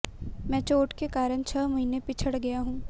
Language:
Hindi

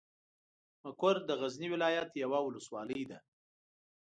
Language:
Pashto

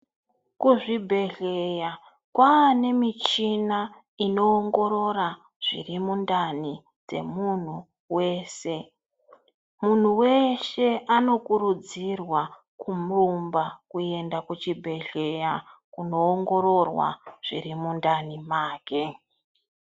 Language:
Ndau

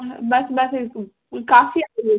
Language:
Sindhi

